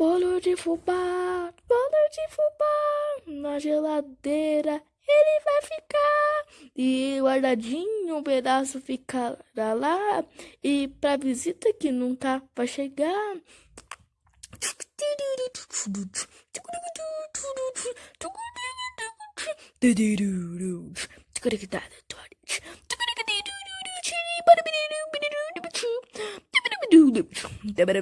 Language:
Portuguese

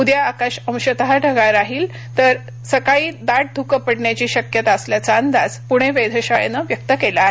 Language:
Marathi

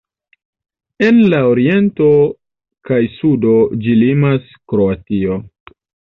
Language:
Esperanto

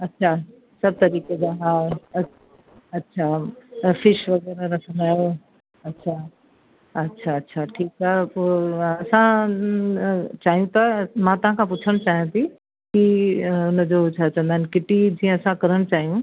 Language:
Sindhi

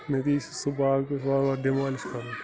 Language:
Kashmiri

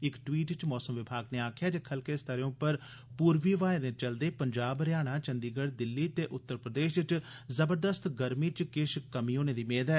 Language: Dogri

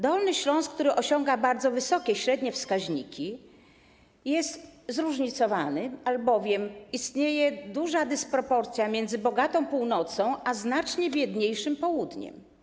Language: Polish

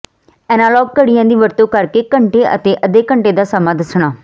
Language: Punjabi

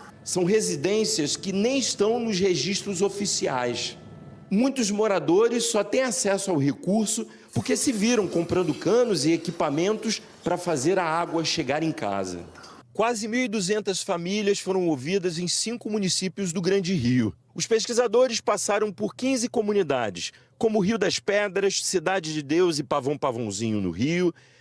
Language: Portuguese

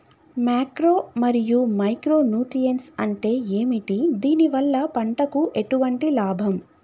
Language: Telugu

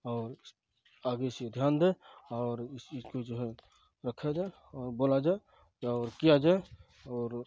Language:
Urdu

